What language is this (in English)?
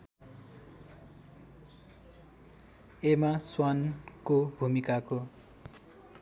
Nepali